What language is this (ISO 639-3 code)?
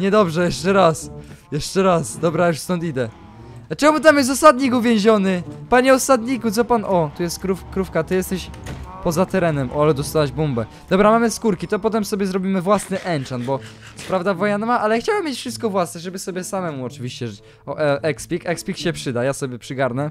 pol